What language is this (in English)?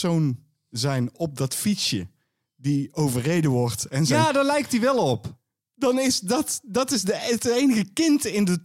Dutch